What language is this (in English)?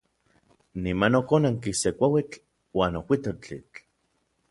Orizaba Nahuatl